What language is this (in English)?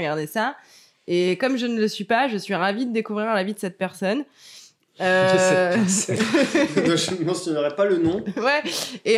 French